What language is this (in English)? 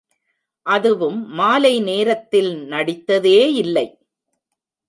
Tamil